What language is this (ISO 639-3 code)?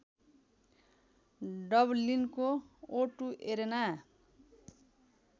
nep